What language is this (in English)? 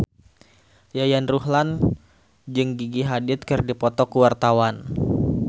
Sundanese